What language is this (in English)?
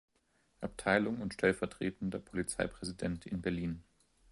German